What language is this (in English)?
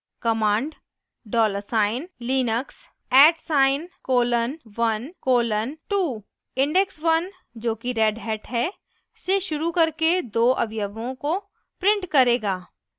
Hindi